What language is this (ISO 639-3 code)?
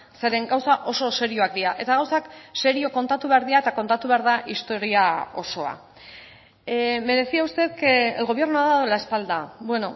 eus